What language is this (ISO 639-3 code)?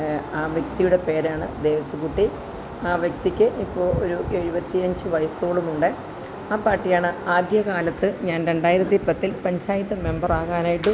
mal